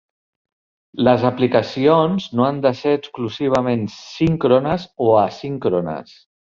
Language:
Catalan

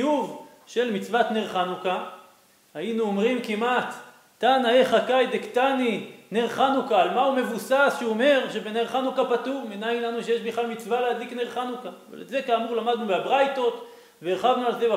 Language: Hebrew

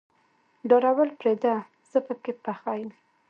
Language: Pashto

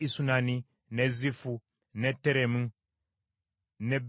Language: Ganda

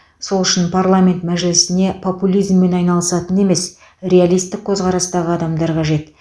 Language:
Kazakh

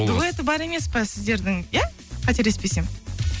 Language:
Kazakh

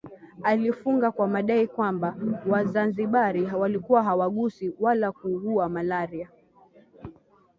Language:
Swahili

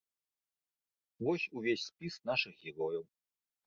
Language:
Belarusian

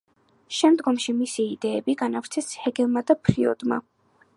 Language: Georgian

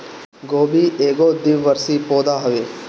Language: Bhojpuri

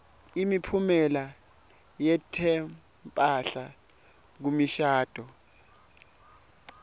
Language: Swati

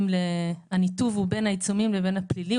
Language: Hebrew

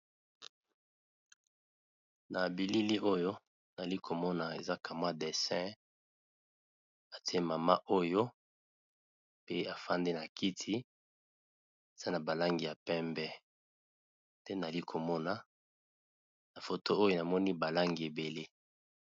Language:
Lingala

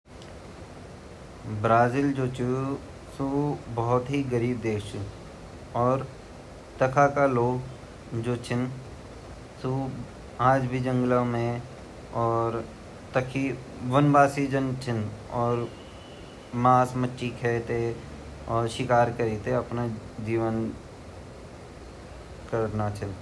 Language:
Garhwali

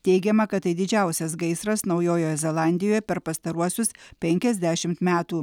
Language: Lithuanian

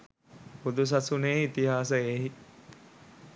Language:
Sinhala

